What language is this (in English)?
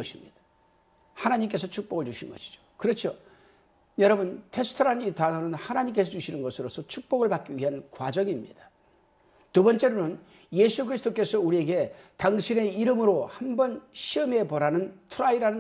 Korean